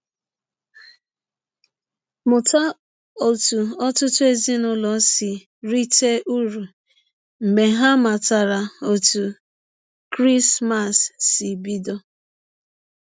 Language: Igbo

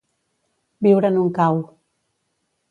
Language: Catalan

